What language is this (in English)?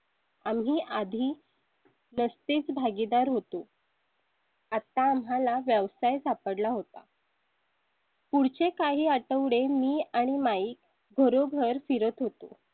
Marathi